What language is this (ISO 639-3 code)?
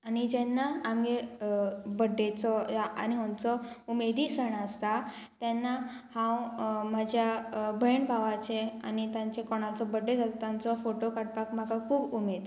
kok